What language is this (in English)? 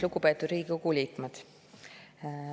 Estonian